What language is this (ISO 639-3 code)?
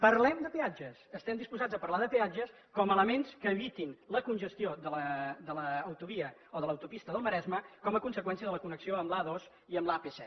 cat